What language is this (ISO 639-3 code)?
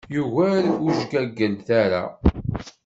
kab